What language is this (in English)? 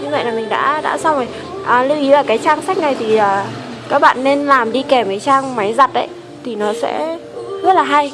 Vietnamese